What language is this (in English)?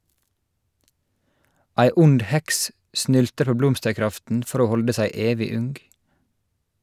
Norwegian